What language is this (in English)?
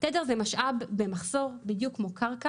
Hebrew